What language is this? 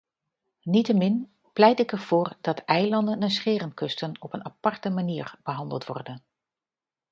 Dutch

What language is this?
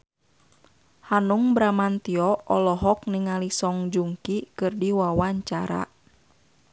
Sundanese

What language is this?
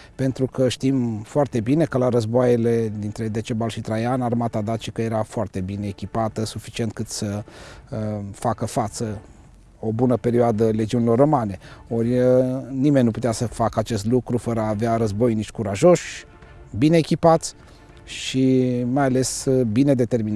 Romanian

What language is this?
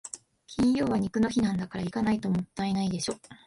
Japanese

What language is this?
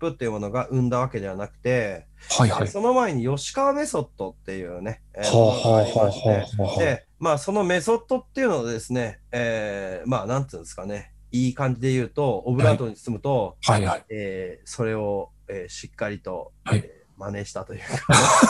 Japanese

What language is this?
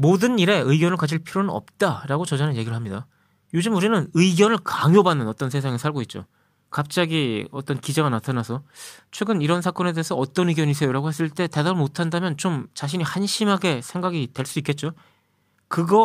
Korean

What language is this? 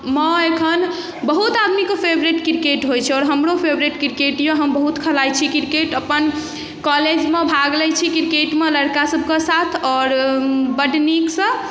Maithili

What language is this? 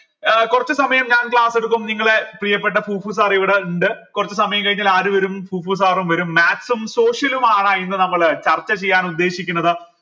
Malayalam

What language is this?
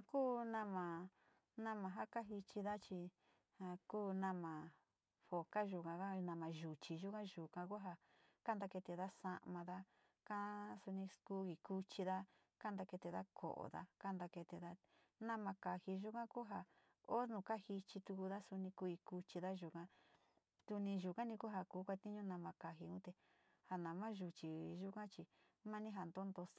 Sinicahua Mixtec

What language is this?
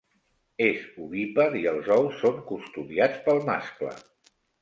Catalan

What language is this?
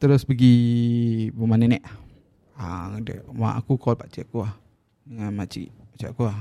Malay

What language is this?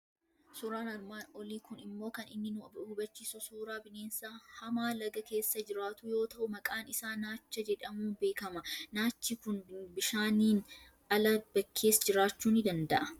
Oromo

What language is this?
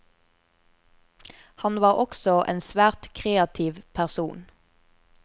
Norwegian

